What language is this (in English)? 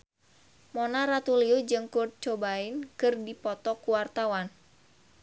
Sundanese